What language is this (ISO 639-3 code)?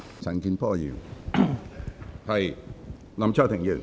yue